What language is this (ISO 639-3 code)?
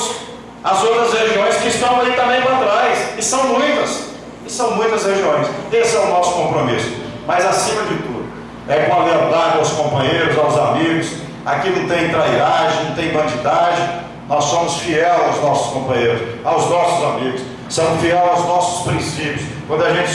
por